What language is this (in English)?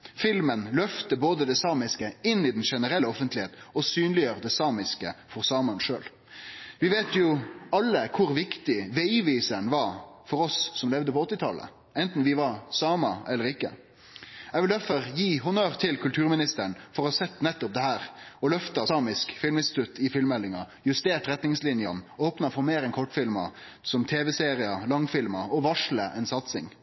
Norwegian Nynorsk